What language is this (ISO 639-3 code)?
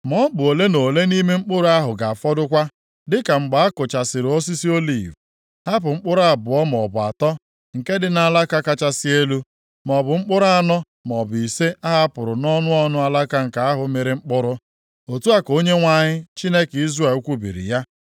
ibo